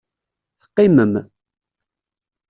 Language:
Kabyle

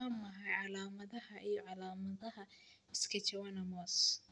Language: Somali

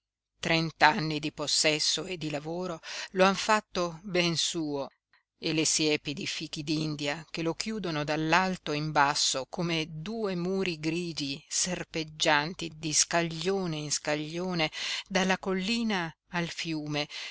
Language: Italian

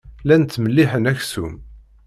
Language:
Kabyle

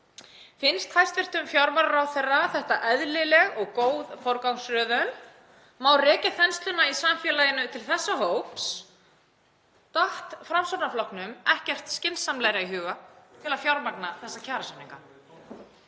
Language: Icelandic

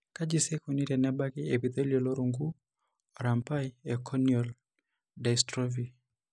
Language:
Masai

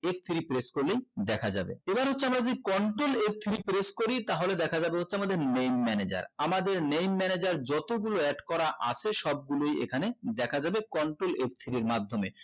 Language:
Bangla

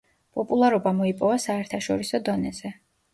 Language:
Georgian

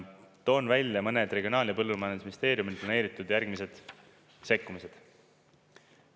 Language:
Estonian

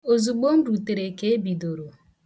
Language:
Igbo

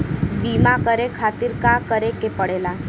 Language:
Bhojpuri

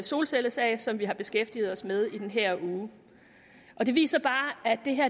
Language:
Danish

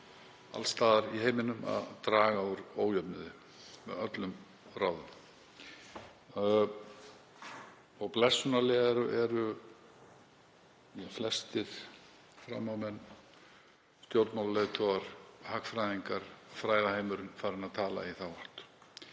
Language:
Icelandic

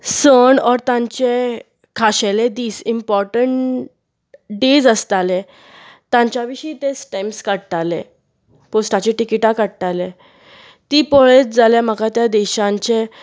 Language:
Konkani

